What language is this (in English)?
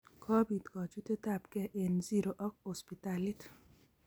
Kalenjin